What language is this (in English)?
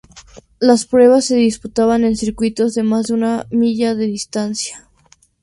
Spanish